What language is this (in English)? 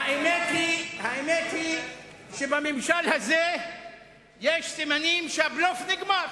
Hebrew